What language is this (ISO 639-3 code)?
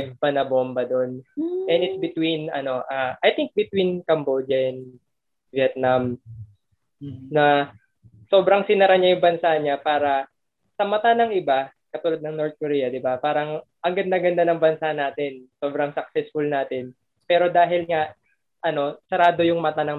fil